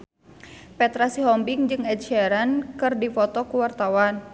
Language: Sundanese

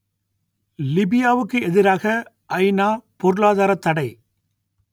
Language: Tamil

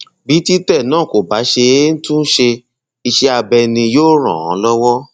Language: Yoruba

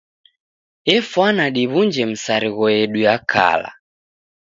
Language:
Taita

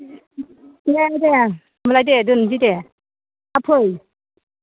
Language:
Bodo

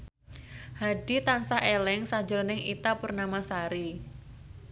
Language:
Javanese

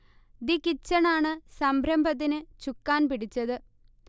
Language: Malayalam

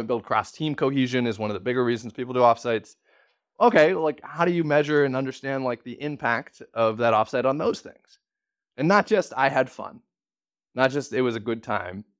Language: English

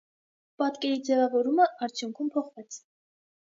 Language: Armenian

